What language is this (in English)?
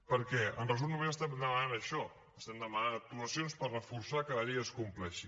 Catalan